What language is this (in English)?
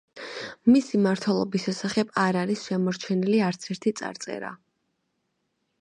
Georgian